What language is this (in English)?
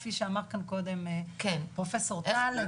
Hebrew